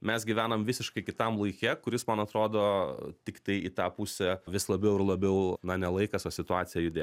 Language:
Lithuanian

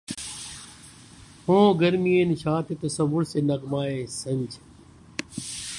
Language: Urdu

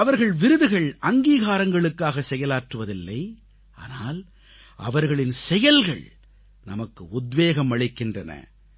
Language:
Tamil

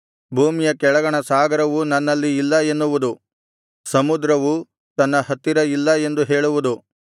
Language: Kannada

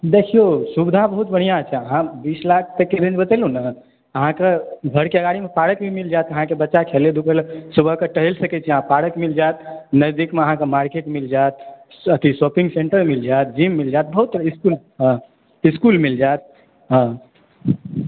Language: Maithili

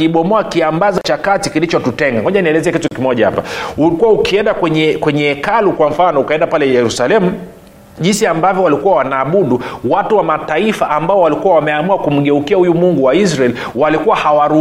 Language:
Swahili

